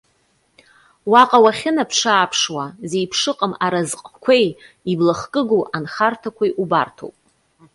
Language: Abkhazian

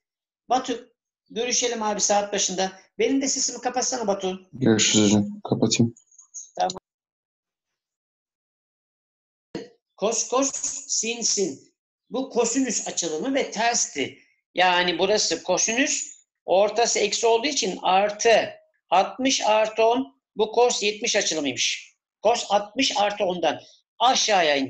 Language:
Turkish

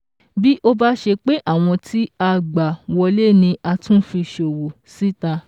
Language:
Yoruba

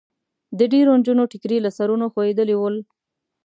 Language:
Pashto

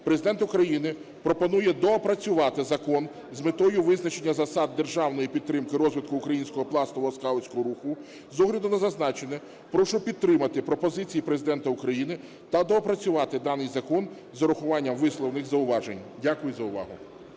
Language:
Ukrainian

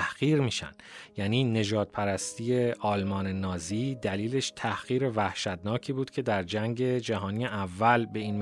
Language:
Persian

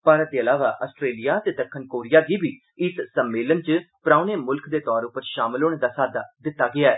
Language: Dogri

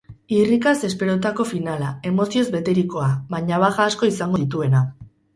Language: Basque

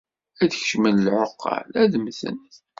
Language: Kabyle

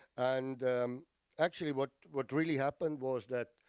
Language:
English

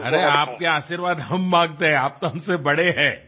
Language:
Gujarati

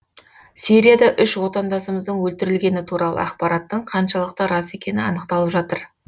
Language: Kazakh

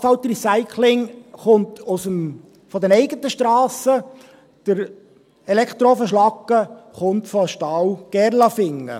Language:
Swiss German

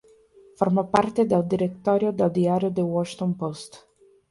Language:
Spanish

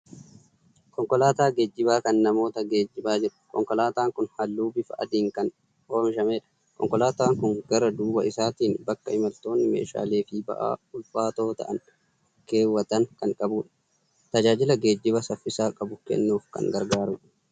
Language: Oromo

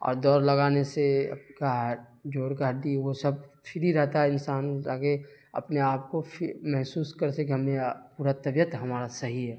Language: Urdu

